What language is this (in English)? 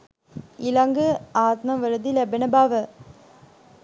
Sinhala